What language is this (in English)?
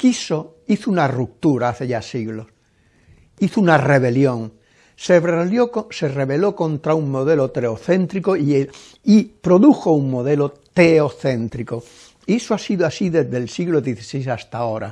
Spanish